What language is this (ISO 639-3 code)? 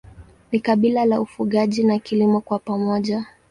swa